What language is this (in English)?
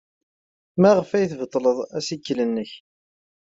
Kabyle